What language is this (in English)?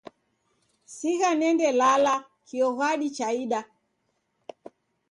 Taita